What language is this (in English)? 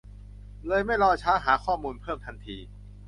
Thai